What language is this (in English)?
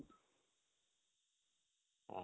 Odia